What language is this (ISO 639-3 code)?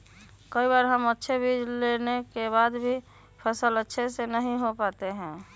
mag